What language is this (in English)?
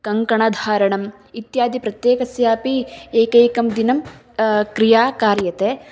Sanskrit